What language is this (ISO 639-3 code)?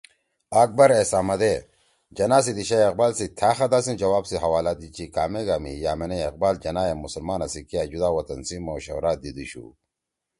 trw